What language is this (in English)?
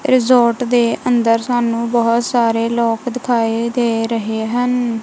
Punjabi